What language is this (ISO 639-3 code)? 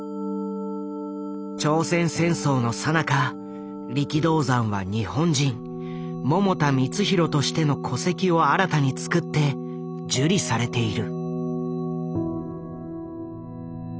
jpn